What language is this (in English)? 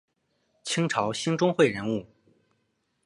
Chinese